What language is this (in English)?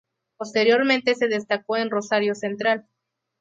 Spanish